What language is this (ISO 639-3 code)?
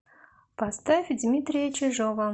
rus